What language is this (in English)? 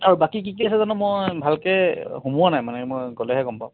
Assamese